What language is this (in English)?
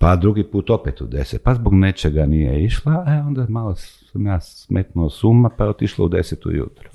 Croatian